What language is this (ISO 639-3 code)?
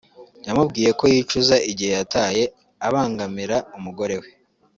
kin